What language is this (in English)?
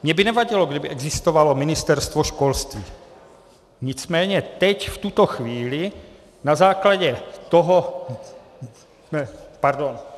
Czech